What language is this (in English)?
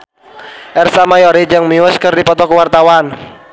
Sundanese